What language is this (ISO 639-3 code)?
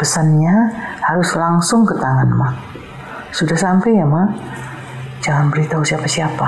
ind